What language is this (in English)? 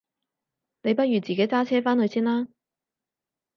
Cantonese